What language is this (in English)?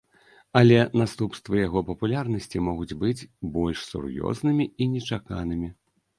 Belarusian